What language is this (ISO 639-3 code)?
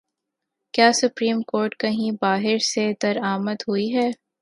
urd